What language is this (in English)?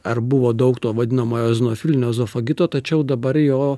Lithuanian